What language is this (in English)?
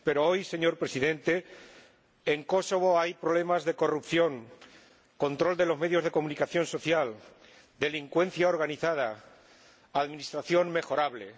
Spanish